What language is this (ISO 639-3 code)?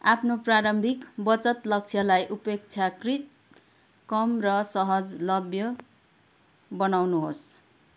nep